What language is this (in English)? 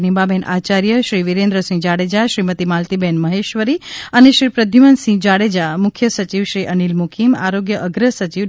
Gujarati